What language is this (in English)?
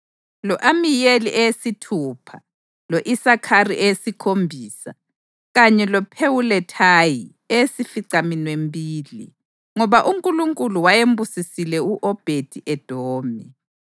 North Ndebele